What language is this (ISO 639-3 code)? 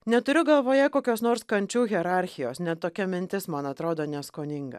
lit